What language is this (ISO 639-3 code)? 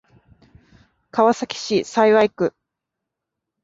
jpn